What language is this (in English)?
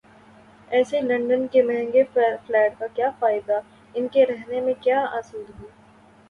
Urdu